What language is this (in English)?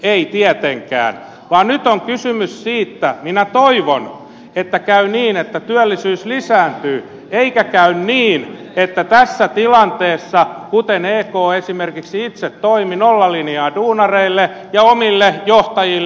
Finnish